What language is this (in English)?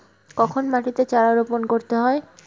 Bangla